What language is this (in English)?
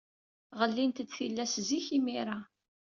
Kabyle